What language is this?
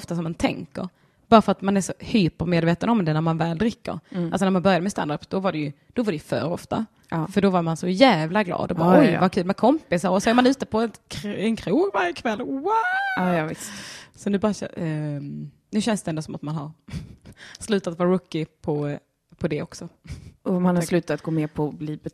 Swedish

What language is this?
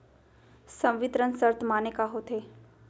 Chhattisgarhi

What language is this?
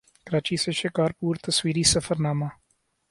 Urdu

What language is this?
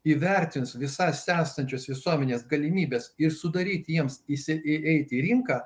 Lithuanian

